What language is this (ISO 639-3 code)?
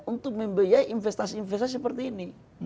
ind